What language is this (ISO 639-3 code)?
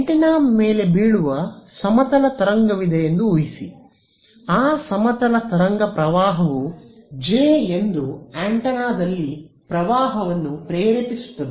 kan